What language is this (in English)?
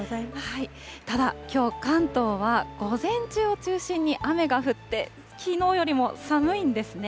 Japanese